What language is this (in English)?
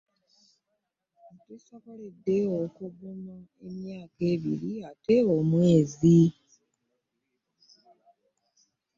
Ganda